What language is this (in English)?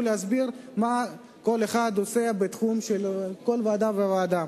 Hebrew